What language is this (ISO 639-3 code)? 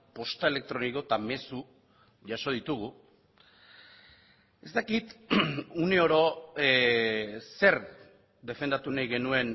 eus